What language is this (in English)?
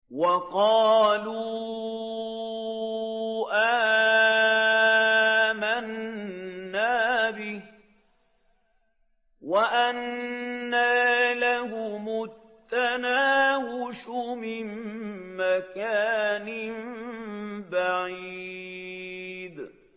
Arabic